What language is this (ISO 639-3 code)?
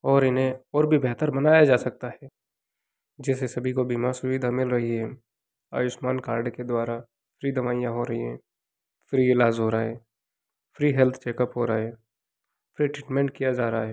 hin